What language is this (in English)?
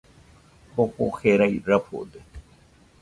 Nüpode Huitoto